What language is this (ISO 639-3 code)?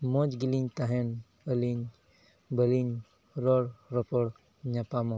sat